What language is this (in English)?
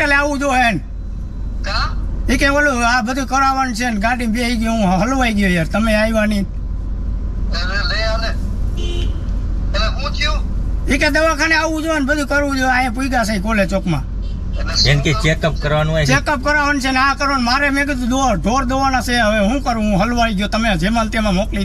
Indonesian